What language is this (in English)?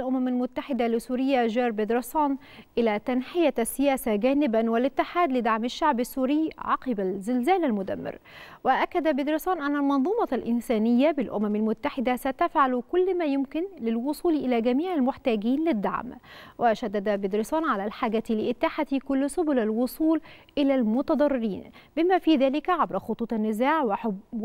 Arabic